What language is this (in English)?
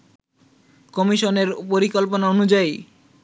Bangla